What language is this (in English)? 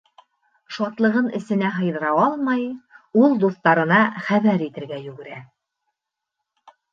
Bashkir